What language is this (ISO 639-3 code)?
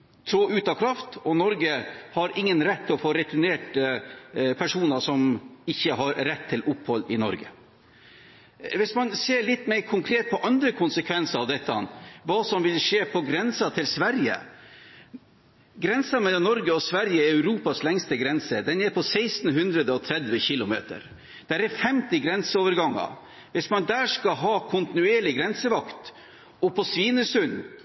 nob